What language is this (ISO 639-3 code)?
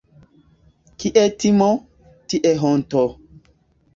epo